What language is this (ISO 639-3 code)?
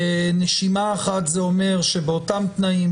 heb